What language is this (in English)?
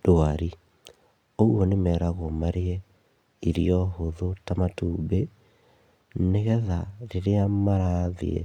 Kikuyu